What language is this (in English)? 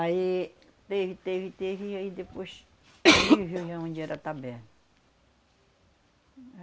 Portuguese